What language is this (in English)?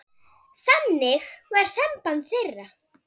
Icelandic